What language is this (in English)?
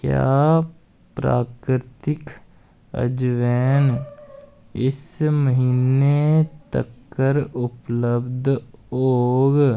Dogri